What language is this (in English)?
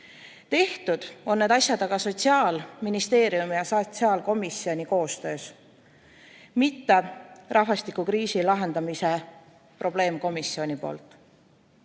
Estonian